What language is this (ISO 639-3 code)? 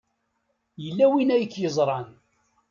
kab